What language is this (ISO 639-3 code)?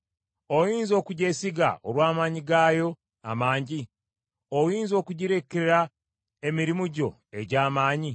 lug